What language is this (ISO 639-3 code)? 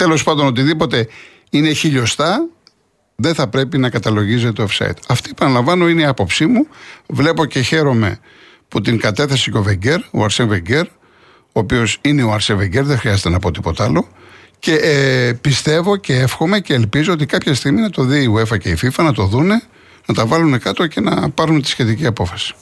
ell